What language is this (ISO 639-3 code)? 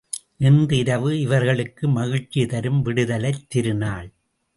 tam